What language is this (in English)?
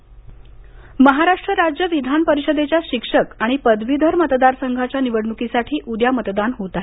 Marathi